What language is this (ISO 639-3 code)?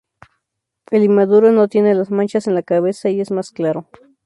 spa